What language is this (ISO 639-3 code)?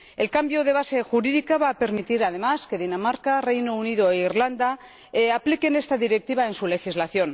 spa